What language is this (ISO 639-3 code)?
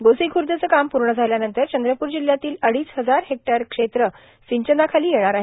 mar